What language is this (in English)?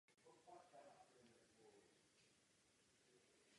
Czech